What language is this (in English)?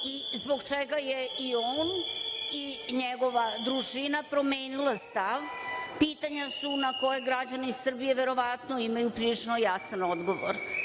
Serbian